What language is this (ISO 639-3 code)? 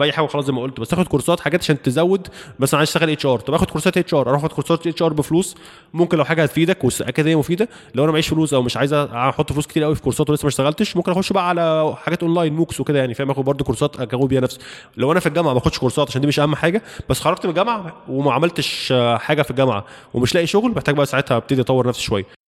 ara